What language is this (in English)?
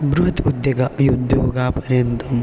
Sanskrit